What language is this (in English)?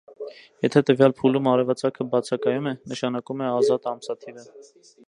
Armenian